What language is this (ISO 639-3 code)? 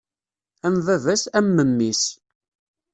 kab